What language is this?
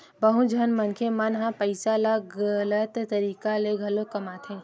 Chhattisgarhi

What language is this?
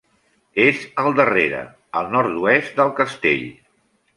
Catalan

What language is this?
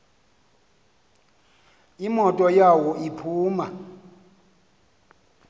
Xhosa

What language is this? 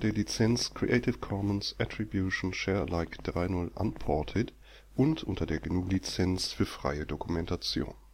German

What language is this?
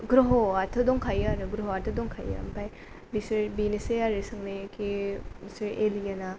Bodo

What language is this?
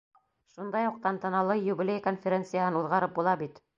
Bashkir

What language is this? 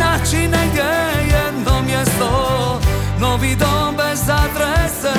Croatian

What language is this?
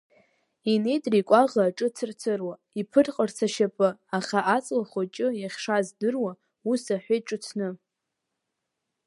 Abkhazian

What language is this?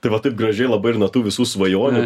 Lithuanian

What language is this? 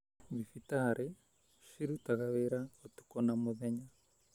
Kikuyu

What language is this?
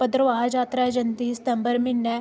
Dogri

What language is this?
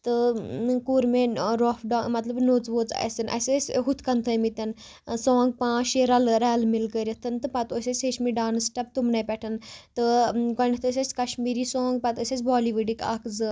Kashmiri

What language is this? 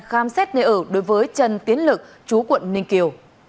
Vietnamese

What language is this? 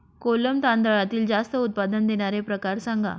Marathi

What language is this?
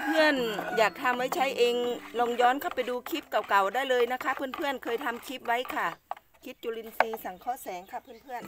Thai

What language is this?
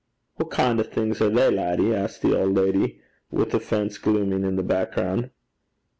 English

